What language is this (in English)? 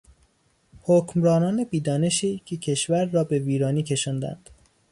Persian